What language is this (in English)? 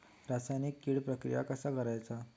Marathi